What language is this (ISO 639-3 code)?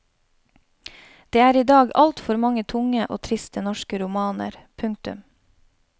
nor